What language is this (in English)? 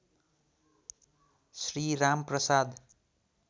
Nepali